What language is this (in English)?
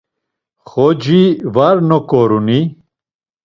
Laz